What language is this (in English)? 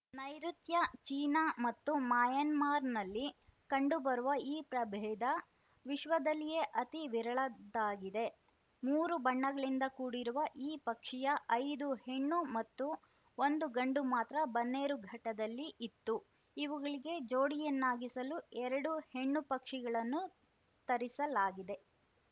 Kannada